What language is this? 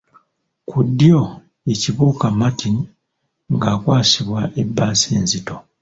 Ganda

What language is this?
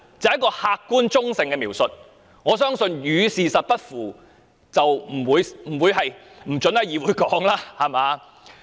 Cantonese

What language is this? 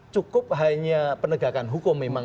Indonesian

